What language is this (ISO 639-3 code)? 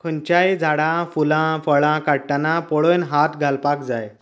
kok